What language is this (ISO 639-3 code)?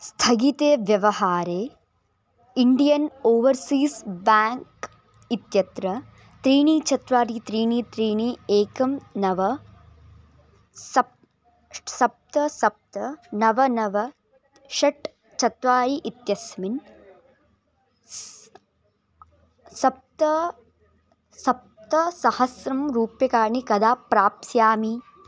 san